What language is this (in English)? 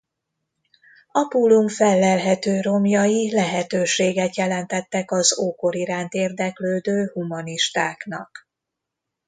Hungarian